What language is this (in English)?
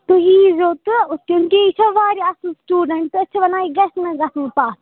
Kashmiri